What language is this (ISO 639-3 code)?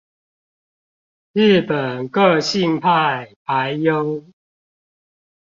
zho